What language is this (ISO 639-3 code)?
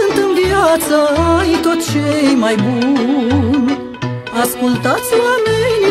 ron